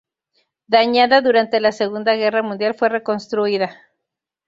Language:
Spanish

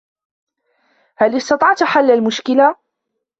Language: Arabic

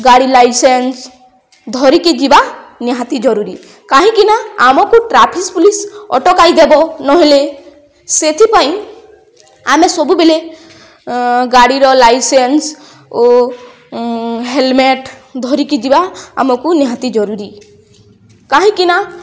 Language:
Odia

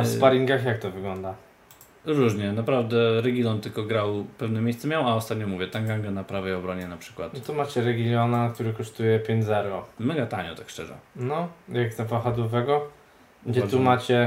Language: Polish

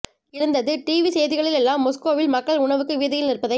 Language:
Tamil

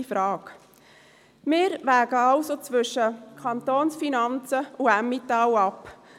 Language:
Swiss German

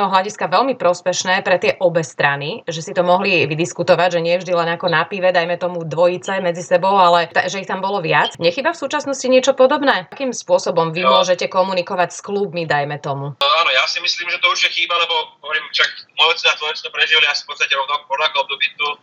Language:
Slovak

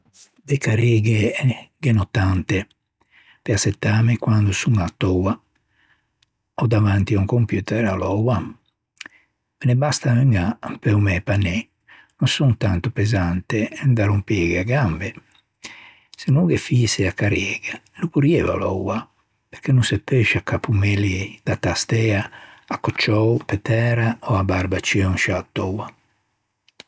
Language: Ligurian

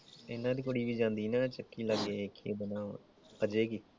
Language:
Punjabi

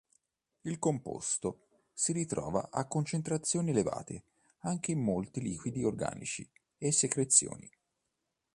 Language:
Italian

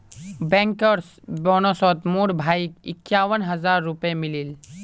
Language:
Magahi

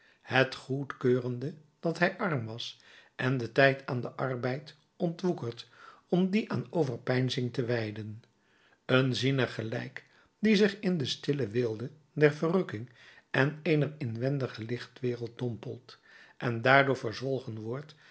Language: Dutch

